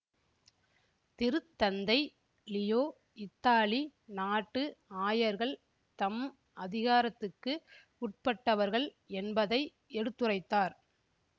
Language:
Tamil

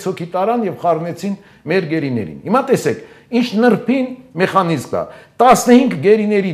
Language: Turkish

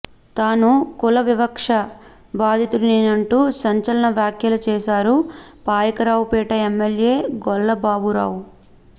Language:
Telugu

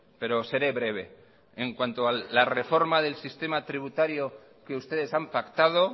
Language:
Spanish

